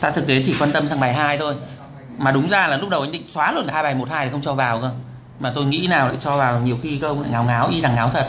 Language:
Vietnamese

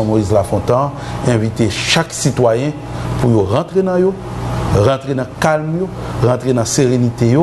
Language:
French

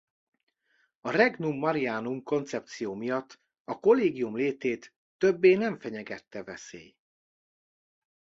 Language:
Hungarian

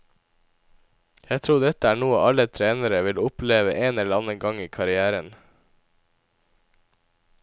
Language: Norwegian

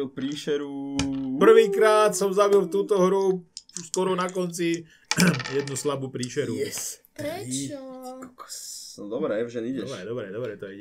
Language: Slovak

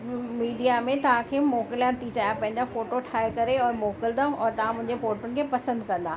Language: Sindhi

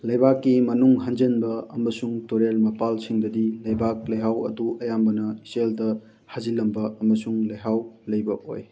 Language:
Manipuri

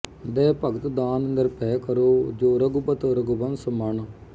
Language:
Punjabi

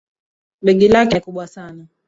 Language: Swahili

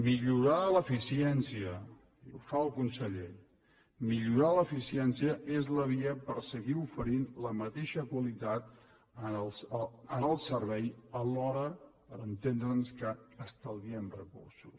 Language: Catalan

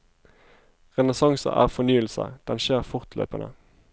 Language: Norwegian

